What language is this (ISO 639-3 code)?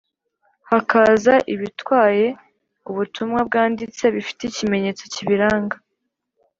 kin